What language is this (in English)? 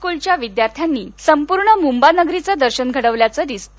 Marathi